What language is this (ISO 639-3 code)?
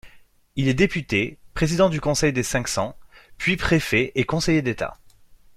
fra